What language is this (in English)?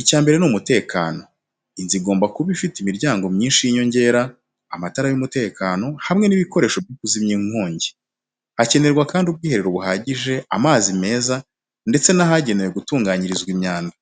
Kinyarwanda